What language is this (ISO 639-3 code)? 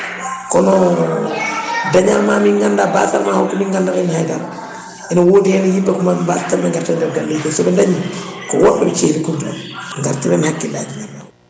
ful